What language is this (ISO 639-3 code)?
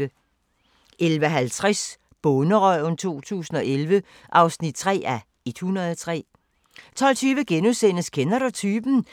dan